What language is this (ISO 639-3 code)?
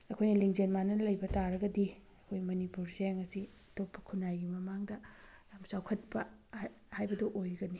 mni